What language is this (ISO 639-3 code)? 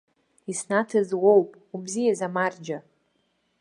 abk